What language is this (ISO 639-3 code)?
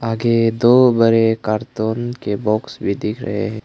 hin